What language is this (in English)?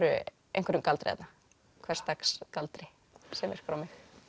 Icelandic